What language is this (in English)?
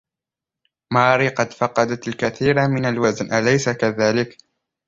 Arabic